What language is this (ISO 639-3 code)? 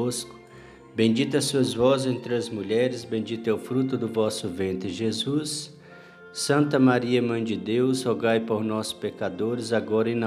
por